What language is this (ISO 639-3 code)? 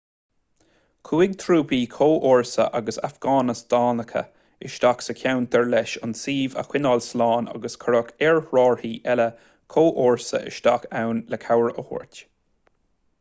gle